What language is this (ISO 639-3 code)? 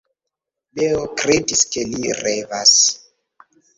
epo